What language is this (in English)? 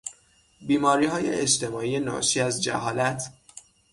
Persian